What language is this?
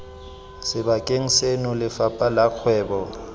Tswana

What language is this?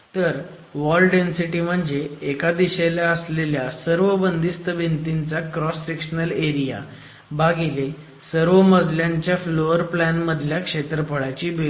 Marathi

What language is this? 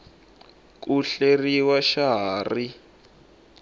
Tsonga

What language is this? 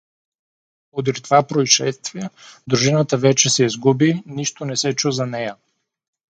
Bulgarian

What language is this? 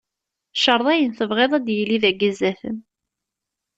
Kabyle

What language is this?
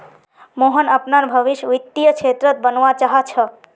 Magahi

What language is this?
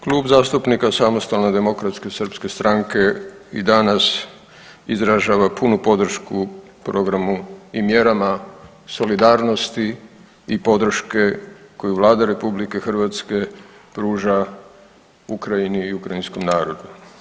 Croatian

